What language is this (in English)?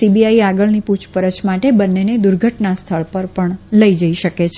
Gujarati